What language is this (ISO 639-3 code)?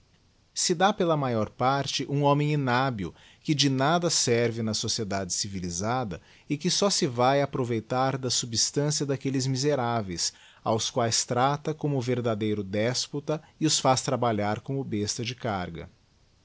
por